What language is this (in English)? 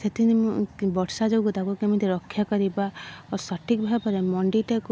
Odia